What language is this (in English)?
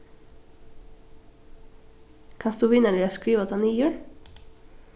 Faroese